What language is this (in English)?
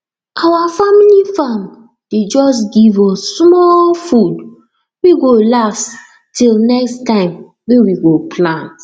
Nigerian Pidgin